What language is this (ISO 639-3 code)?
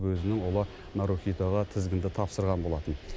kaz